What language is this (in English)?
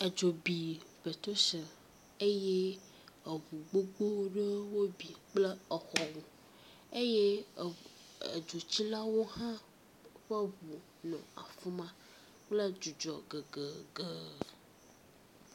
Ewe